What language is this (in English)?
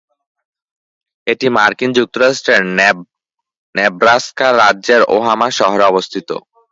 Bangla